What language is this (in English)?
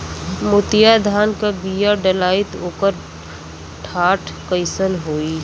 Bhojpuri